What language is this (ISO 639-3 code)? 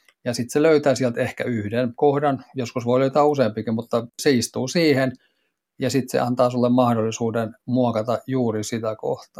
fin